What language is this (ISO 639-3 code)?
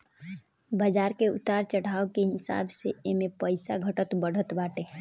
bho